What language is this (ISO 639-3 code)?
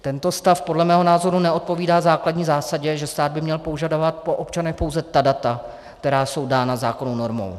ces